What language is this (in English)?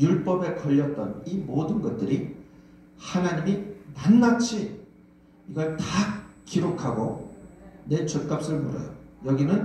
Korean